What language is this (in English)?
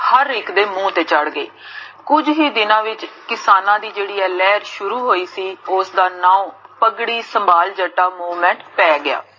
Punjabi